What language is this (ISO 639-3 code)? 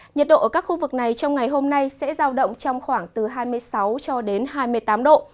vie